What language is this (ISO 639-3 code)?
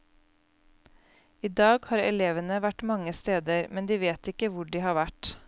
nor